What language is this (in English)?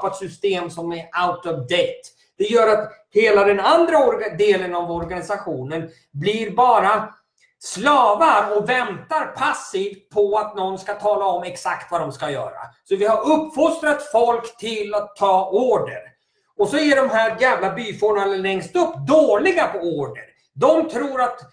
Swedish